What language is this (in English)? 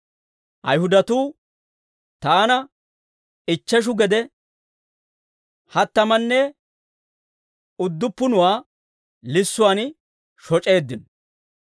Dawro